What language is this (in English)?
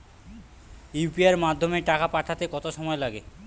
Bangla